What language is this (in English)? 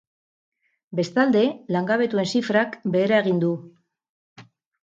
Basque